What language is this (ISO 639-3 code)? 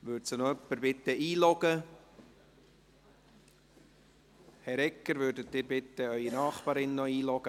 gsw